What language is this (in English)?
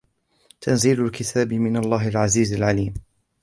Arabic